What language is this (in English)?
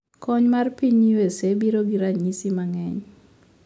Luo (Kenya and Tanzania)